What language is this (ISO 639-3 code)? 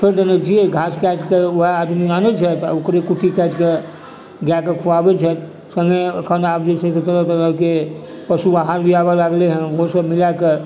mai